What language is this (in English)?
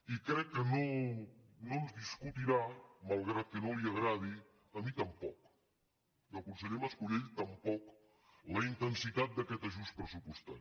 Catalan